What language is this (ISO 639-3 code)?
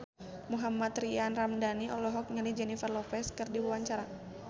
sun